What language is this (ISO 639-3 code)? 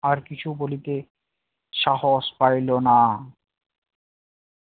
ben